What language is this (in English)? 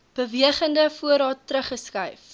Afrikaans